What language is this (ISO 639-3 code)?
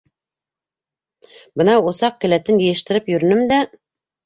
bak